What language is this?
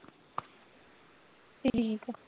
Punjabi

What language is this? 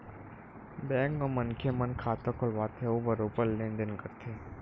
Chhattisgarhi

